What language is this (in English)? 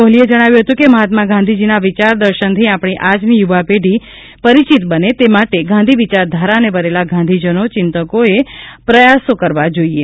Gujarati